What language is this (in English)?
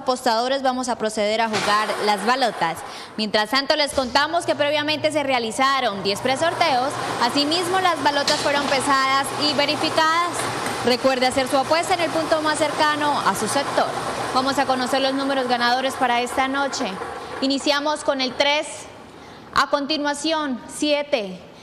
Spanish